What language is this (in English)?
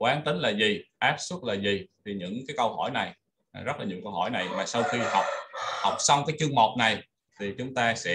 Vietnamese